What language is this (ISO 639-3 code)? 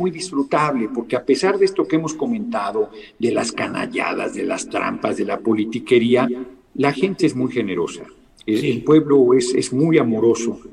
spa